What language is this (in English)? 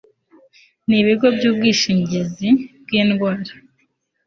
Kinyarwanda